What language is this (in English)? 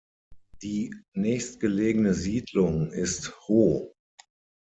German